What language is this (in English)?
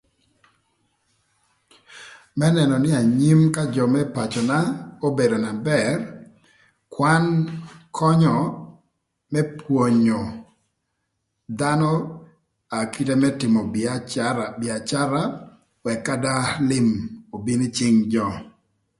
Thur